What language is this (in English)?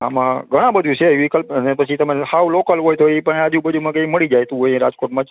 Gujarati